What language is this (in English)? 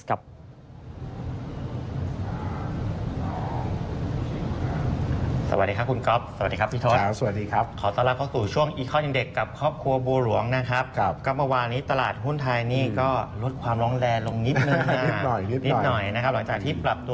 Thai